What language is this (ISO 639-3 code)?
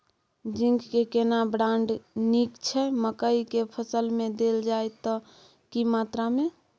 mai